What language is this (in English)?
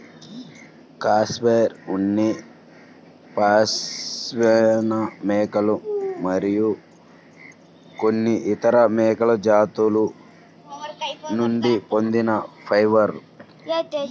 Telugu